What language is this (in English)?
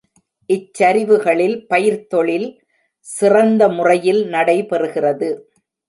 Tamil